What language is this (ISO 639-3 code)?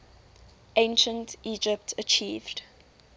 eng